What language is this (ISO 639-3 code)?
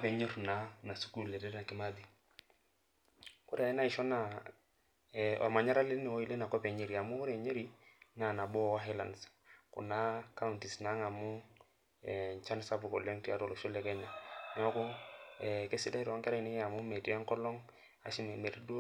mas